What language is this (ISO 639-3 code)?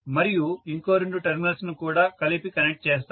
tel